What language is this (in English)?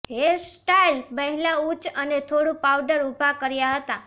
Gujarati